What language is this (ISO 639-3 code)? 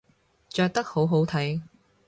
yue